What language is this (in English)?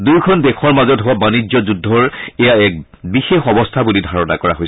Assamese